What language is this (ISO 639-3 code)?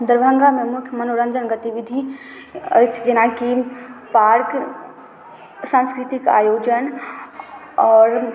mai